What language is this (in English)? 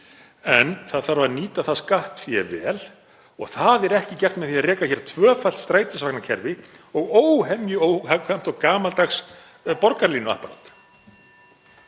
Icelandic